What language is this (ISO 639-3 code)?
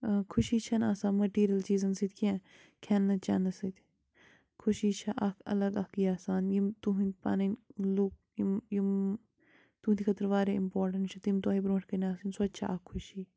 kas